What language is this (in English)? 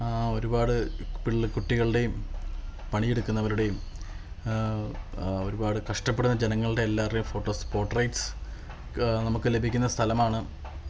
Malayalam